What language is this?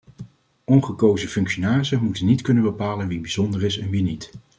Dutch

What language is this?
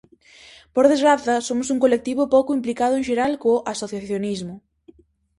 Galician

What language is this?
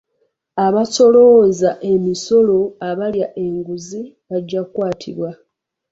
Ganda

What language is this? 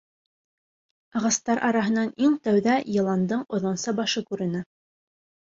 Bashkir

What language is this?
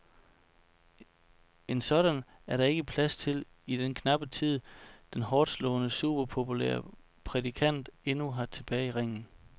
Danish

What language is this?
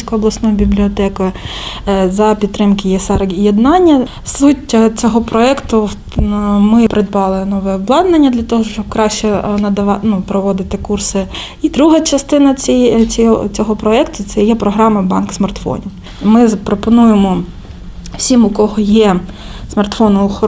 Ukrainian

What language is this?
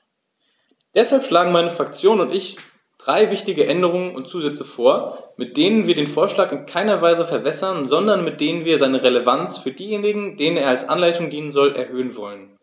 German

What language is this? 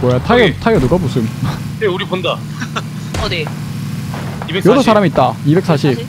Korean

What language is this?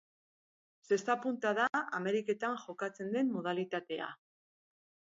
Basque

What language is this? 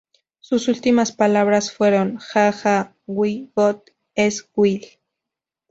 Spanish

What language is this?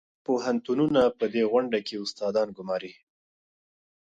Pashto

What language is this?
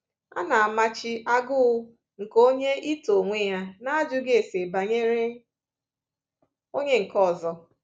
Igbo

